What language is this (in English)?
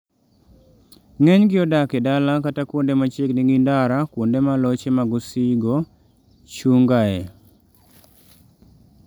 Luo (Kenya and Tanzania)